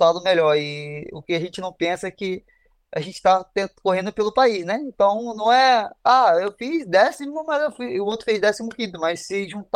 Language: Portuguese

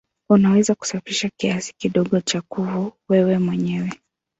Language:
Swahili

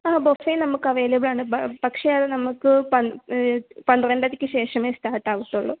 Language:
Malayalam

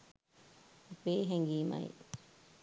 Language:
Sinhala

